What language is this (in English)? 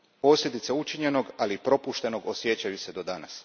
Croatian